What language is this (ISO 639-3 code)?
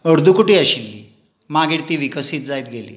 kok